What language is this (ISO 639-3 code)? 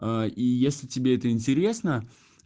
rus